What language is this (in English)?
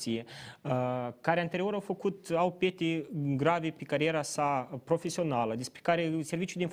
Romanian